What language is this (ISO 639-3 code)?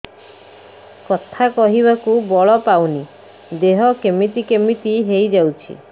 ori